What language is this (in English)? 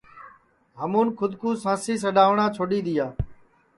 Sansi